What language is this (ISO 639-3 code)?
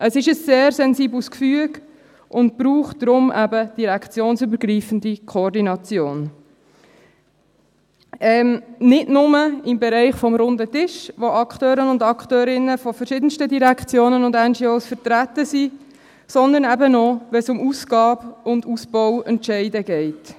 gsw